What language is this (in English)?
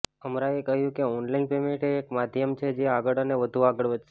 Gujarati